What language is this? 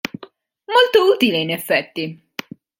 Italian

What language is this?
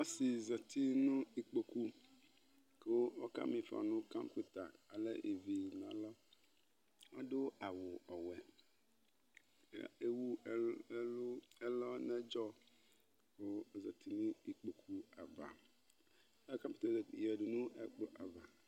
Ikposo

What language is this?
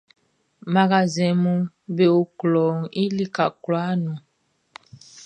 Baoulé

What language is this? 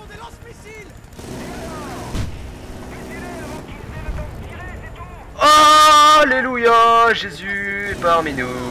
French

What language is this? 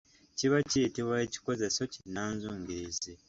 Ganda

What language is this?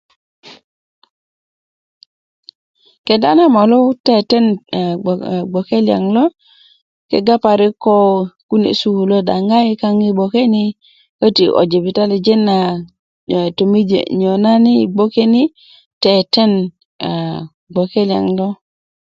Kuku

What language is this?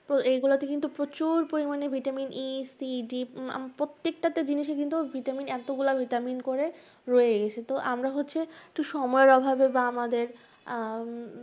Bangla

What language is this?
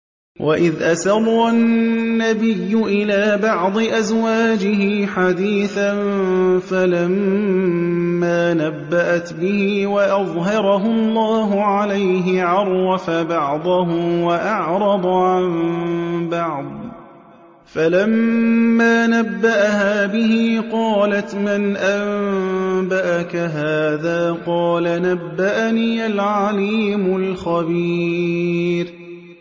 Arabic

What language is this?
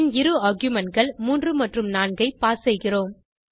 Tamil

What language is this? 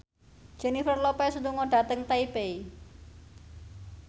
Javanese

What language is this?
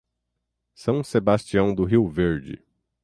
Portuguese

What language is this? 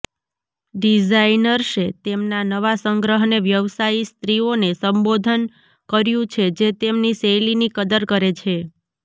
Gujarati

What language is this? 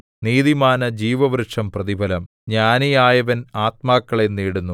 Malayalam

